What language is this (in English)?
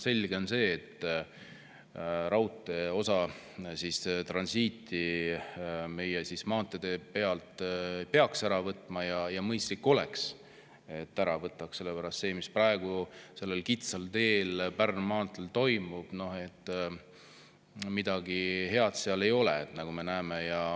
Estonian